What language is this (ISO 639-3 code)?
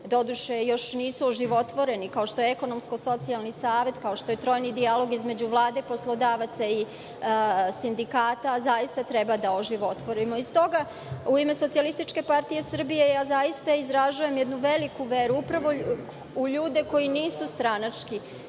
srp